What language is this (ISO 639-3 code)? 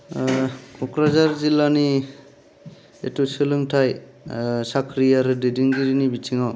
brx